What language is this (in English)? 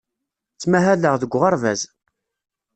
Kabyle